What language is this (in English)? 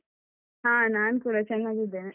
Kannada